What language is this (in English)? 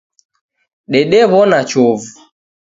Taita